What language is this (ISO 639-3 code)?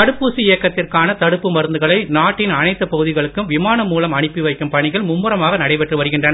tam